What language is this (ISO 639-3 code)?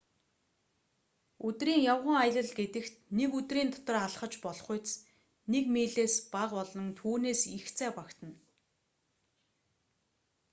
mon